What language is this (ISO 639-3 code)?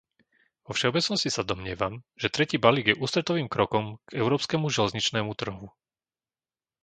slk